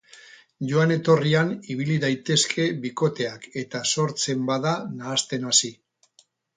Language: Basque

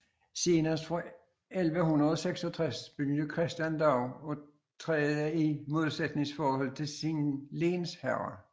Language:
Danish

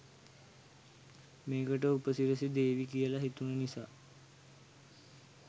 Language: Sinhala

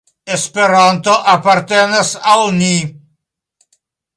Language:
Esperanto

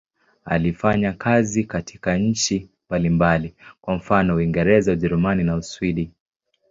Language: Swahili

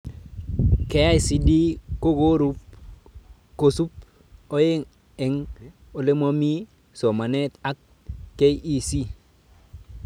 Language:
Kalenjin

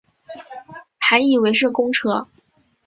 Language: Chinese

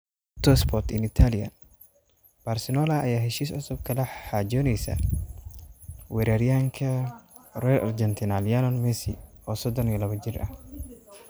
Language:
Somali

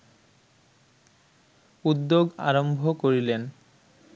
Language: Bangla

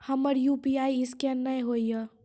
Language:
Maithili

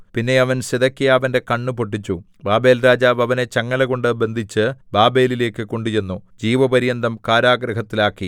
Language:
Malayalam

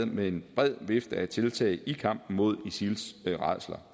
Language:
Danish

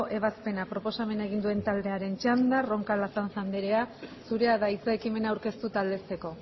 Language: Basque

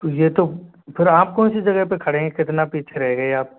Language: Hindi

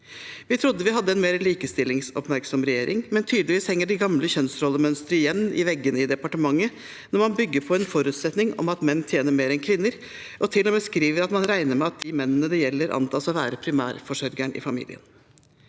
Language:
Norwegian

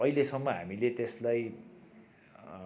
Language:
Nepali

